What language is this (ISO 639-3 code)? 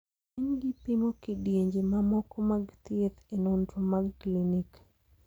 luo